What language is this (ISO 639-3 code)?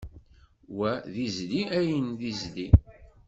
kab